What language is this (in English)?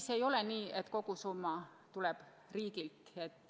Estonian